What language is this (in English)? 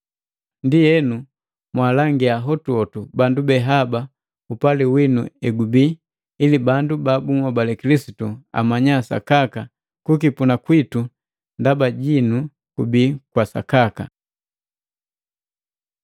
Matengo